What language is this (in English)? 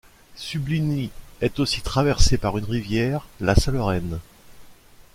French